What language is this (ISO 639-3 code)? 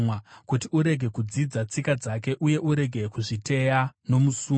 sna